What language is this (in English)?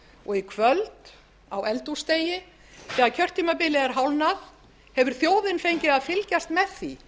Icelandic